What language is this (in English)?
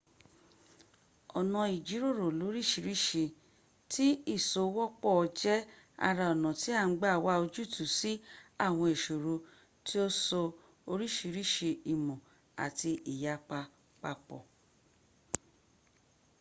Yoruba